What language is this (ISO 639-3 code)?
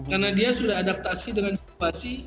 ind